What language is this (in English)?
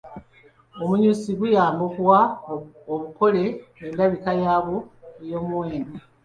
Ganda